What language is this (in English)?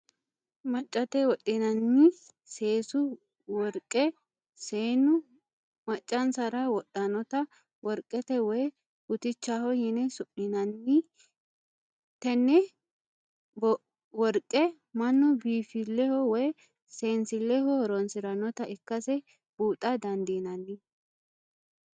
Sidamo